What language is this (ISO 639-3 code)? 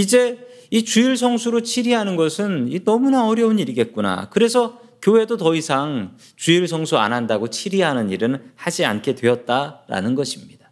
kor